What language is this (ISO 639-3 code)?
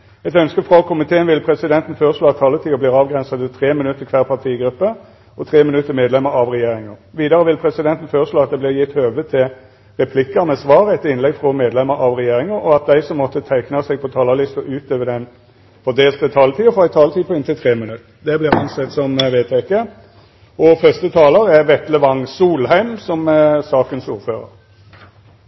nno